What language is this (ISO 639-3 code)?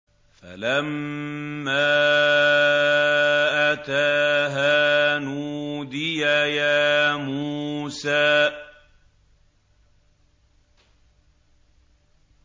ara